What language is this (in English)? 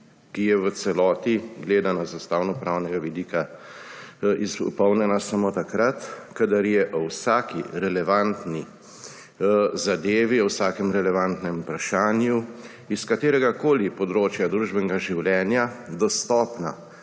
Slovenian